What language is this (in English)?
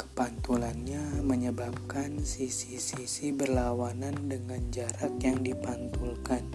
Indonesian